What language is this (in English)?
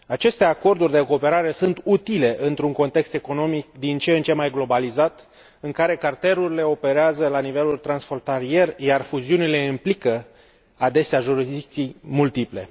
Romanian